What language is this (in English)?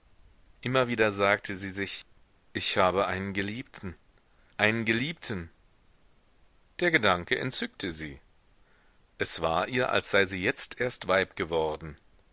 German